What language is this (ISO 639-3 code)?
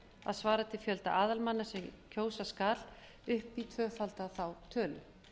isl